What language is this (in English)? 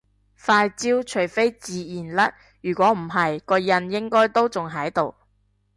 Cantonese